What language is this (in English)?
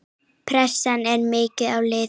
Icelandic